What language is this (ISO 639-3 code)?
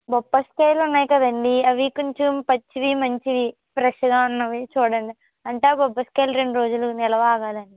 tel